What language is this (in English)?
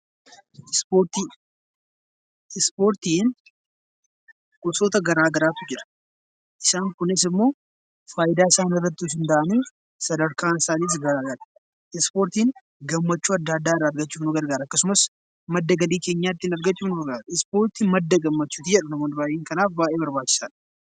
Oromo